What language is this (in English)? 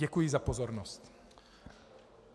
Czech